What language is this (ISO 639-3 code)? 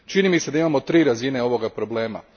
hrv